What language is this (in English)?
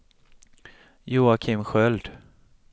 Swedish